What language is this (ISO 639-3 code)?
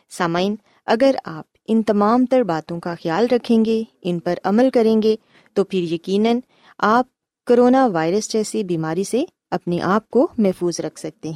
urd